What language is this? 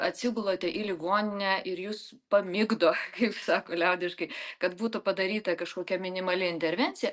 Lithuanian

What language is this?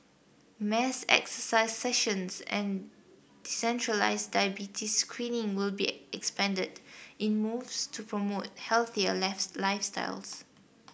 English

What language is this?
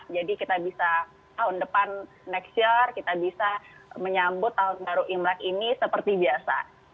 Indonesian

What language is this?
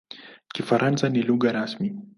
Swahili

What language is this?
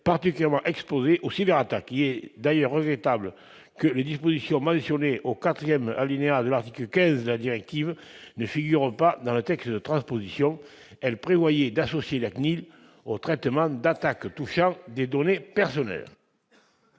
French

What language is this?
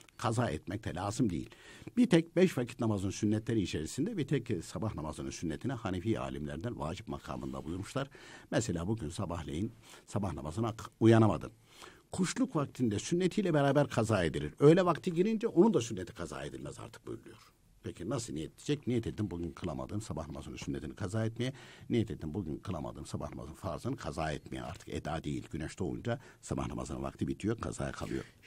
Turkish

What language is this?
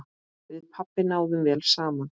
Icelandic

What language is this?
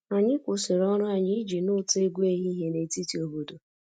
Igbo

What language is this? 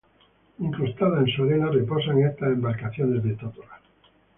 Spanish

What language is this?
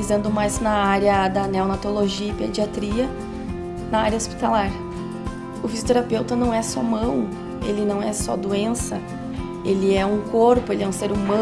Portuguese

